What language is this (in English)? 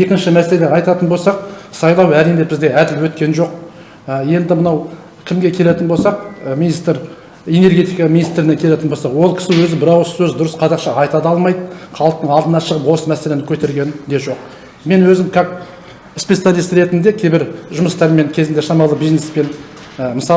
Turkish